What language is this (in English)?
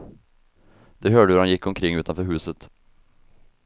Swedish